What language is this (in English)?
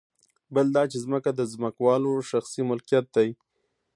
Pashto